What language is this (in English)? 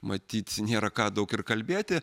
Lithuanian